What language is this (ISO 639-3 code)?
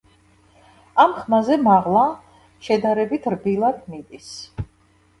kat